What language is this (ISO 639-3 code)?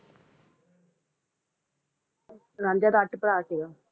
pan